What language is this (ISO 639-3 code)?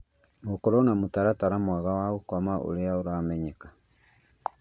kik